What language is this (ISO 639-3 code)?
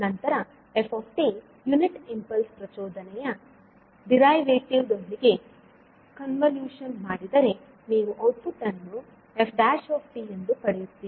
kan